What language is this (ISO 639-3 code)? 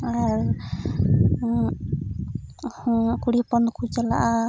sat